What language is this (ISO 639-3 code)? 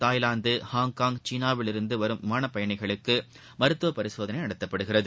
tam